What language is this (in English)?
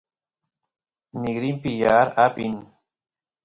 Santiago del Estero Quichua